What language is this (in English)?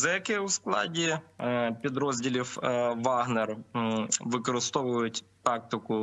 Ukrainian